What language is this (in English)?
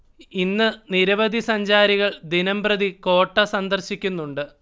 Malayalam